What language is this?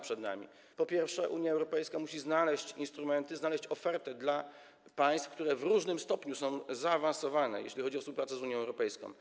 Polish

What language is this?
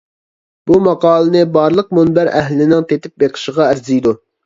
Uyghur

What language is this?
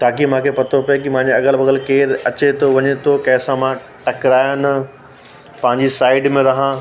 Sindhi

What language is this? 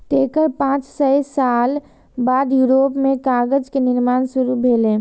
Maithili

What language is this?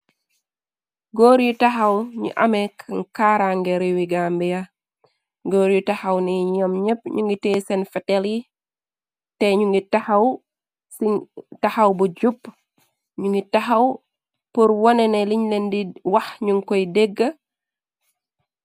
Wolof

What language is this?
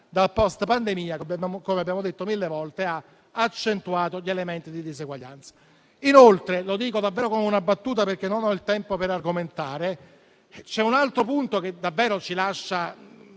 Italian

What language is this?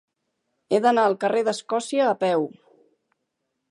Catalan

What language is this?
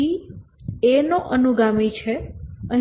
Gujarati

